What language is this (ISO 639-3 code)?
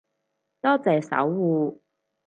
yue